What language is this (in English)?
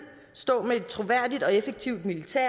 Danish